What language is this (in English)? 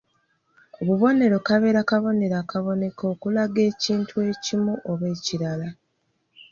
Ganda